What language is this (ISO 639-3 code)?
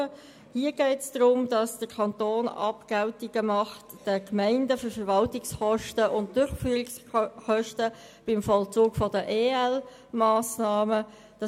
gsw